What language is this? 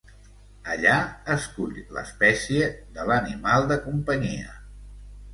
Catalan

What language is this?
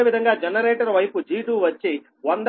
Telugu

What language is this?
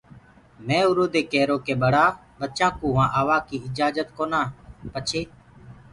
Gurgula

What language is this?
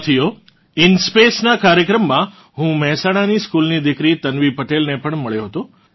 Gujarati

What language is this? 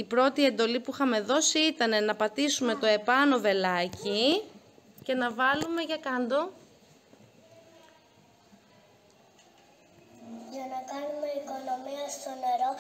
Greek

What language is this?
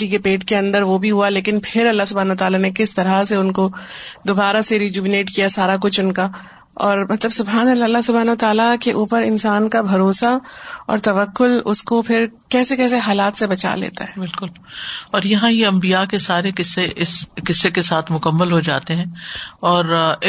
Urdu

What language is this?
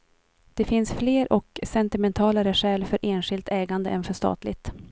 Swedish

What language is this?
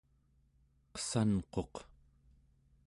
Central Yupik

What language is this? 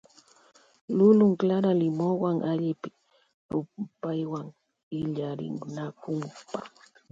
Loja Highland Quichua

